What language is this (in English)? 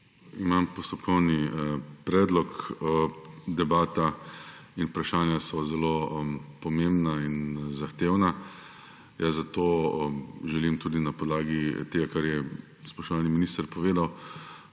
Slovenian